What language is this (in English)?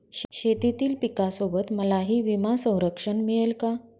Marathi